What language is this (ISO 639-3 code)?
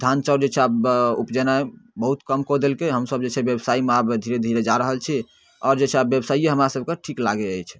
mai